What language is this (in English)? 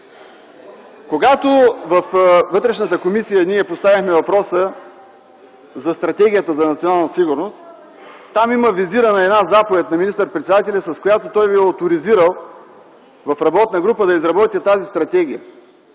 Bulgarian